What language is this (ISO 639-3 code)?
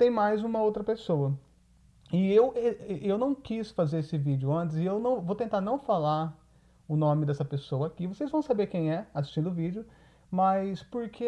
por